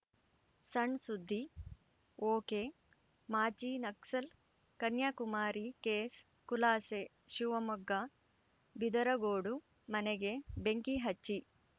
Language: Kannada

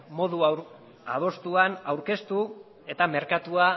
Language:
Basque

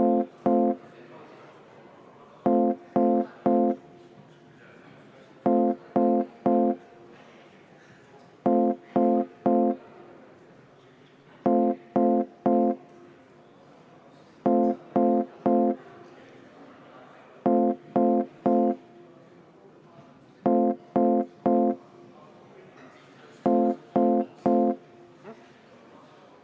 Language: Estonian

